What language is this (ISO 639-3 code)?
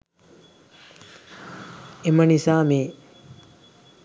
sin